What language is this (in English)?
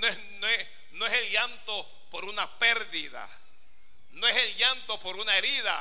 Spanish